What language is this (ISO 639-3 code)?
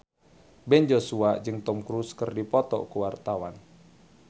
sun